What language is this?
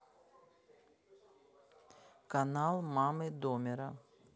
Russian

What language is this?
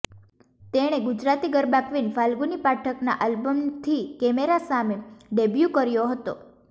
Gujarati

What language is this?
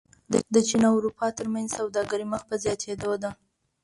Pashto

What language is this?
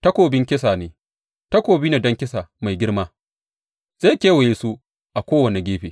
Hausa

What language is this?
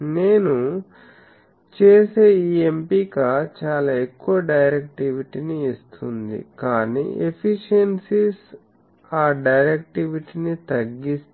Telugu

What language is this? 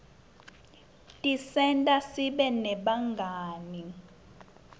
Swati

